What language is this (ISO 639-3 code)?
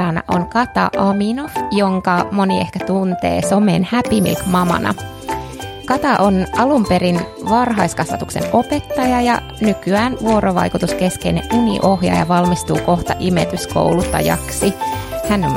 fin